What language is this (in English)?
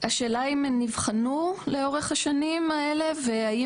Hebrew